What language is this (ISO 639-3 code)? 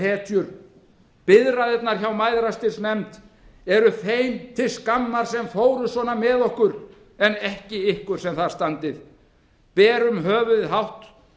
isl